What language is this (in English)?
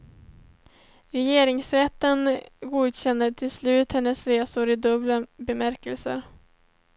Swedish